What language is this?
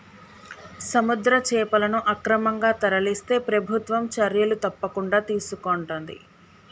Telugu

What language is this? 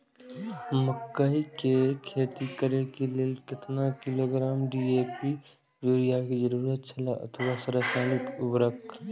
Maithili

